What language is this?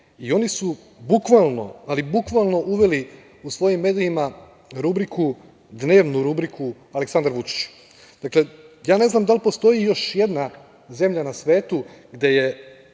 Serbian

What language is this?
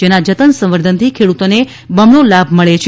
Gujarati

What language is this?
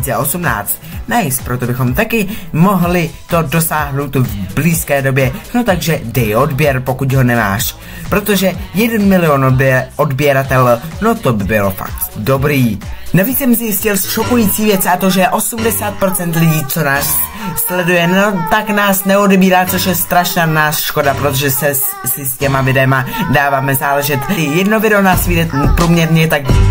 Czech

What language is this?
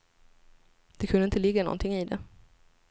Swedish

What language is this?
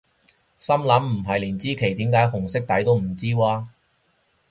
Cantonese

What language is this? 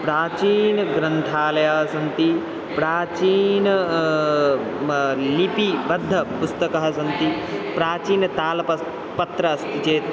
Sanskrit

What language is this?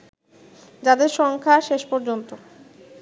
Bangla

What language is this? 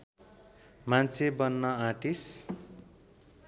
Nepali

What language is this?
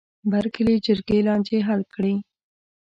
Pashto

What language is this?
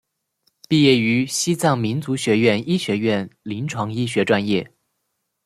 Chinese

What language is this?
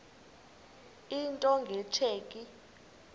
Xhosa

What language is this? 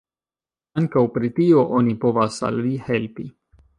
Esperanto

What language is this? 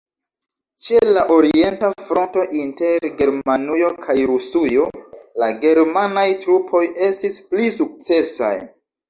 Esperanto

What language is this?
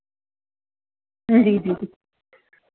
Dogri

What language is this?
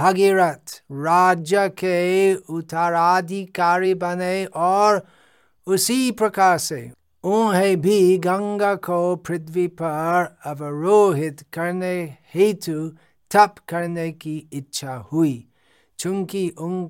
Hindi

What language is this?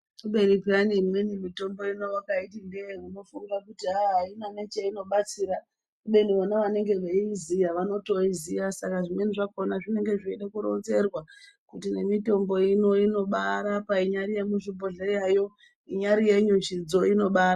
Ndau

